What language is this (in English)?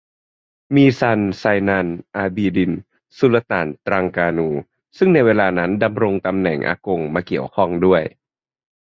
Thai